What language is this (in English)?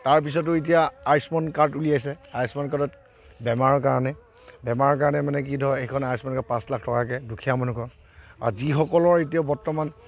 Assamese